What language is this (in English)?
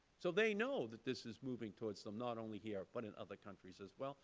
English